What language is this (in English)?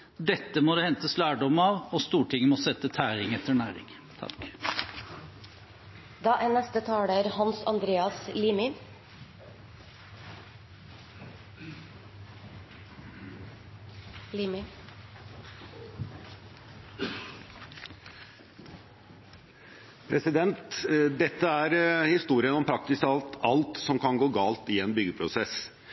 Norwegian Bokmål